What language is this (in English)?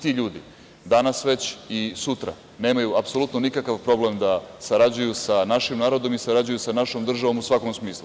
Serbian